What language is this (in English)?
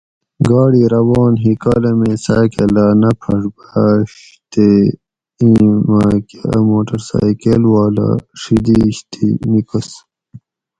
Gawri